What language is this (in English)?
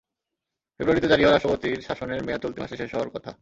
Bangla